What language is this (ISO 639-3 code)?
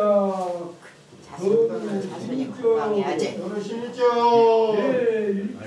kor